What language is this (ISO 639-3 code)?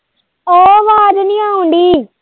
pan